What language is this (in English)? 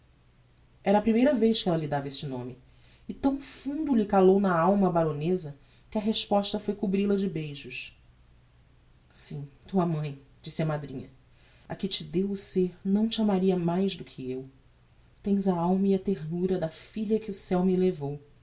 Portuguese